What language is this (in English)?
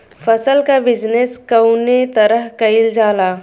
Bhojpuri